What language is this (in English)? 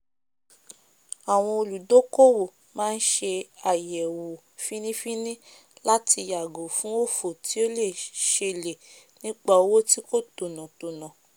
Yoruba